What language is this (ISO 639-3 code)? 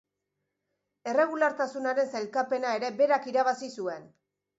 eus